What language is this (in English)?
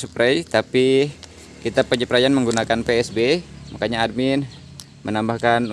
Indonesian